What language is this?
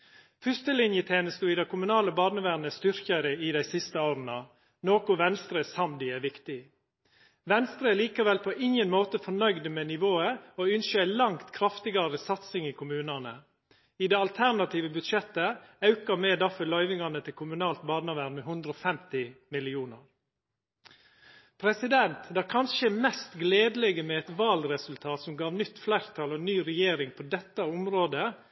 Norwegian Nynorsk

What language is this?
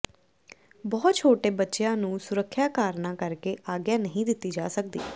Punjabi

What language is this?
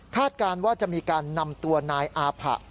Thai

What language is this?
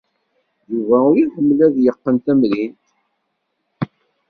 Kabyle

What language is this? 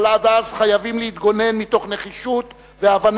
Hebrew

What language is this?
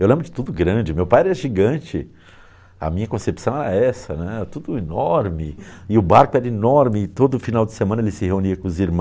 Portuguese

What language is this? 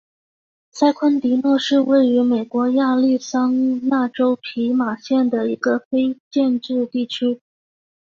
Chinese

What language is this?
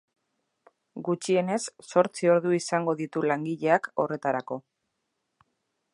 Basque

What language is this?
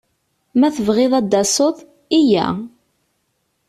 Kabyle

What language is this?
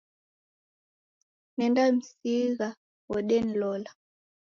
Taita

